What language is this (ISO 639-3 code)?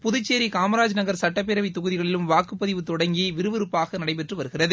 tam